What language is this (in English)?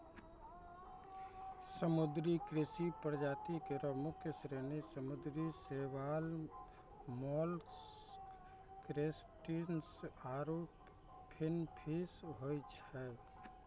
Maithili